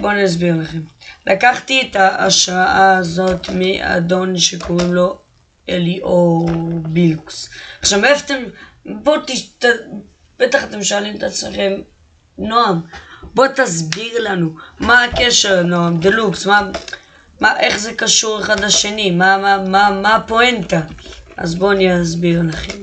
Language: Hebrew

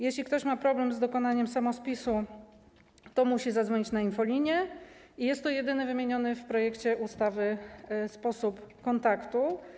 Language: Polish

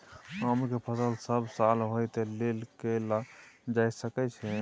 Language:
Maithili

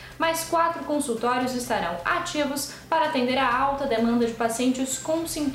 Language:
Portuguese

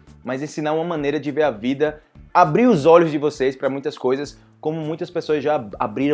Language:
Portuguese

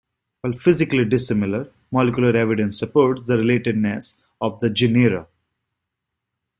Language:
English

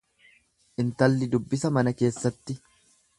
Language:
Oromo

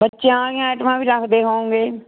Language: Punjabi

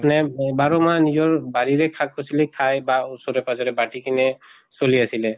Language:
Assamese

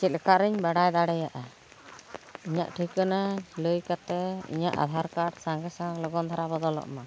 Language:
Santali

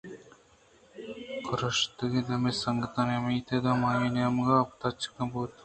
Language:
Eastern Balochi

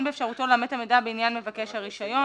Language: Hebrew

